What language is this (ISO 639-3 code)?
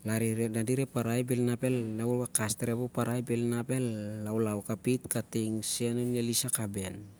sjr